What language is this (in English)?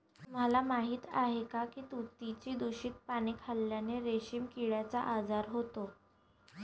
Marathi